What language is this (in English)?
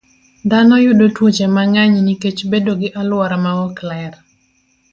Luo (Kenya and Tanzania)